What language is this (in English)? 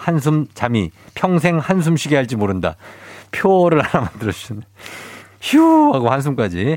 Korean